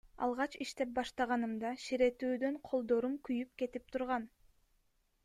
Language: Kyrgyz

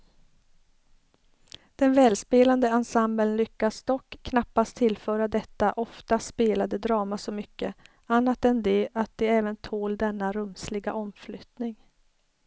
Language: Swedish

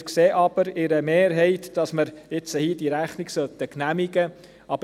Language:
Swiss German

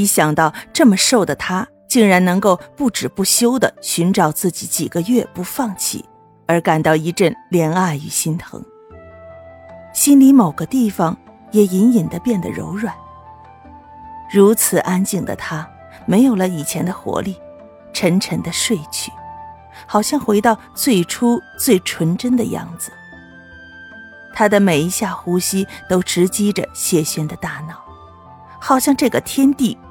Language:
Chinese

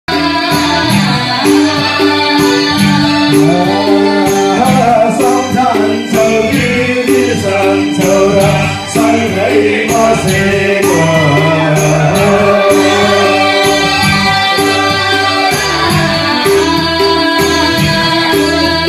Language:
Vietnamese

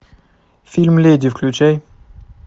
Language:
Russian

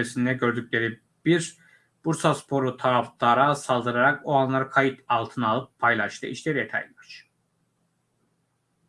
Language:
Turkish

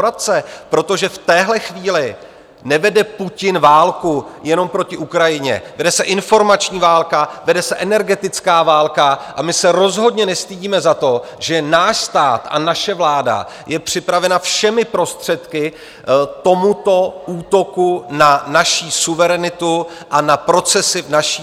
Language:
Czech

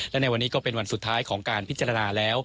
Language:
Thai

